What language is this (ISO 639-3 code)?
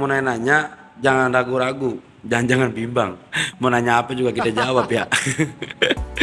ind